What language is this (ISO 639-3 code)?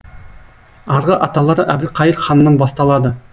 kaz